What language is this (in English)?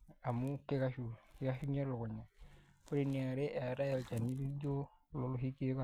Masai